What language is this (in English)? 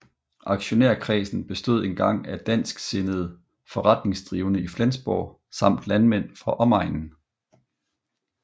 Danish